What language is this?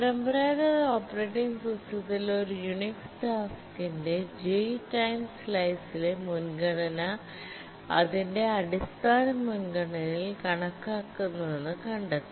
Malayalam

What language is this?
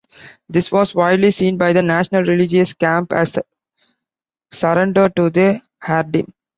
English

